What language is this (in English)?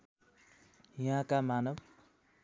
Nepali